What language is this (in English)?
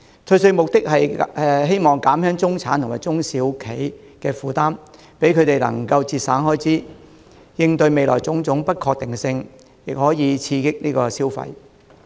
Cantonese